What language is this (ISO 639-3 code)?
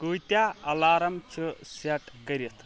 kas